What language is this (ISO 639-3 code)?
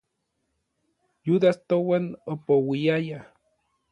nlv